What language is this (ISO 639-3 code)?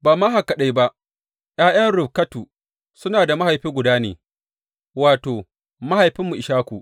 hau